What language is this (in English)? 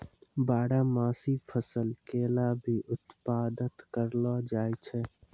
Maithili